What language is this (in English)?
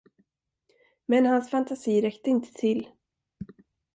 Swedish